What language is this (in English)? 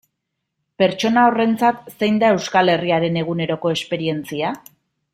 Basque